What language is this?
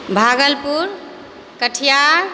Maithili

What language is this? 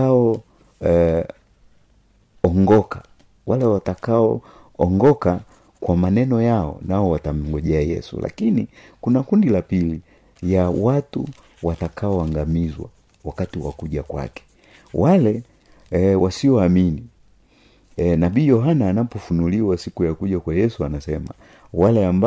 Swahili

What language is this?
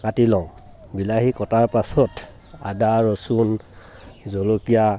Assamese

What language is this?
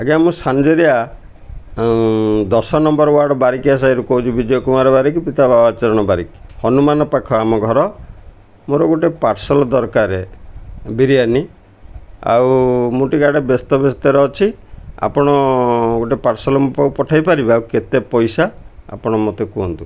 Odia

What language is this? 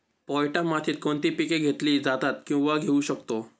Marathi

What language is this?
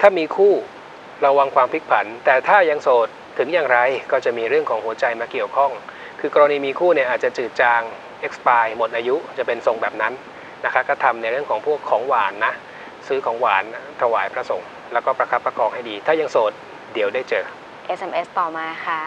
Thai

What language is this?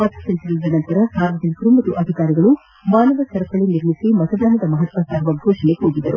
Kannada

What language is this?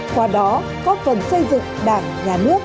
Vietnamese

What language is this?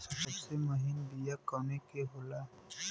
Bhojpuri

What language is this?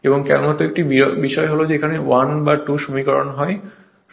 Bangla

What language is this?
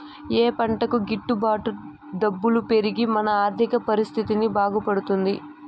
Telugu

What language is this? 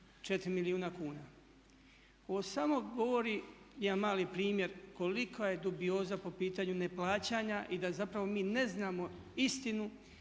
Croatian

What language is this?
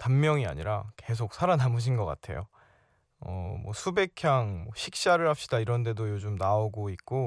Korean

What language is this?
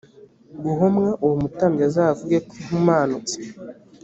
Kinyarwanda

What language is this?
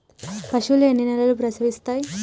Telugu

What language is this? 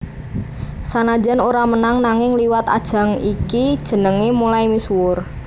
Javanese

